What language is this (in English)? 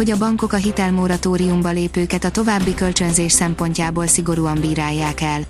Hungarian